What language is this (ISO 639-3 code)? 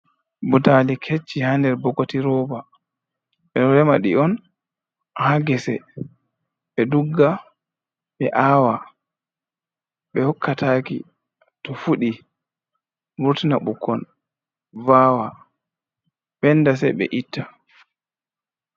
ful